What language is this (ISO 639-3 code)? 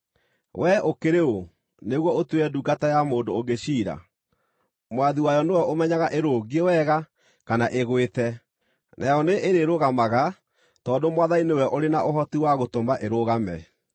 kik